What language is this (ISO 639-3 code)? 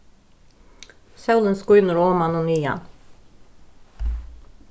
fao